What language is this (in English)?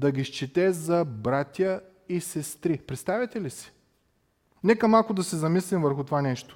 Bulgarian